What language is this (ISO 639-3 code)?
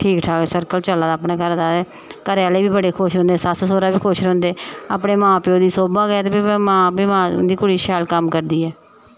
doi